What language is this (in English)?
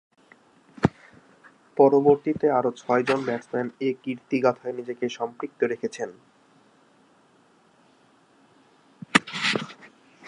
Bangla